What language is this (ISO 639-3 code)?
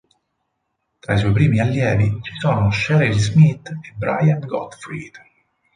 ita